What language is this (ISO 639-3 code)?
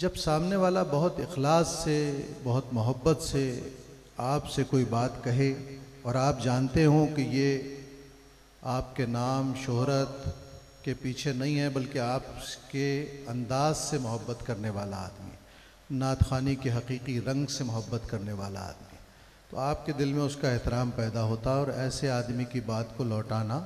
hin